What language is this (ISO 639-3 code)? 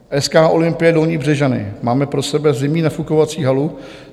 ces